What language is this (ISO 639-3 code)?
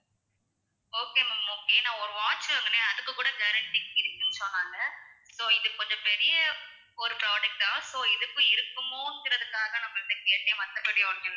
tam